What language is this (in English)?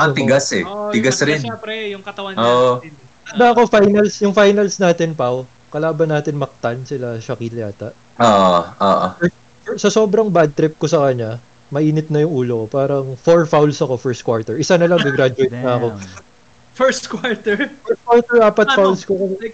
Filipino